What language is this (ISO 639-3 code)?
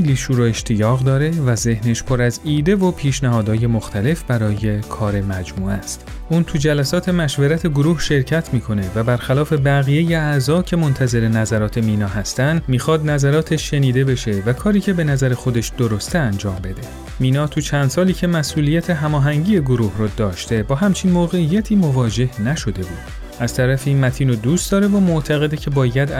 fas